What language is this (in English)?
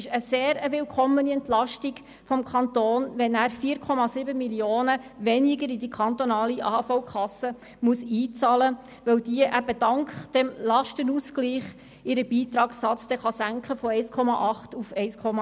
Swiss German